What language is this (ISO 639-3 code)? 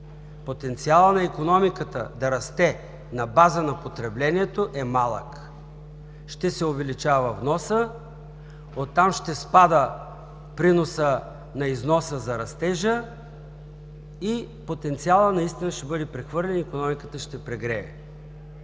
bul